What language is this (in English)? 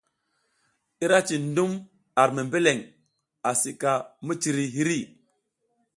South Giziga